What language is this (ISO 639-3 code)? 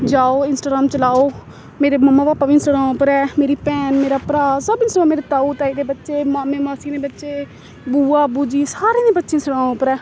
doi